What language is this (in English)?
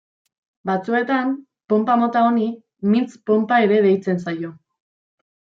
Basque